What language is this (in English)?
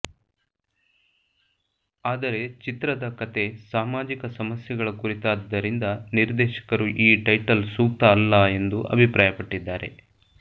Kannada